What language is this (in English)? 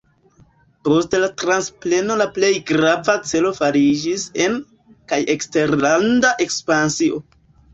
Esperanto